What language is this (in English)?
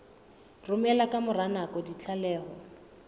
Southern Sotho